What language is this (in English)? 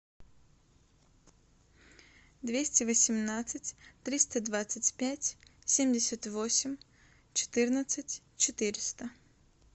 Russian